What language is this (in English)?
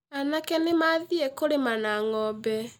Kikuyu